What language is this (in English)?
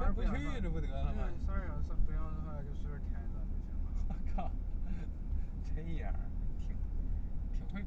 Chinese